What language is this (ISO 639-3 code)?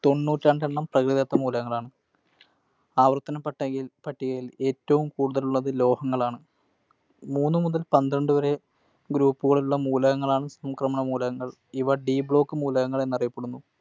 mal